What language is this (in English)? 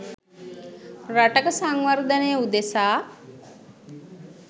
Sinhala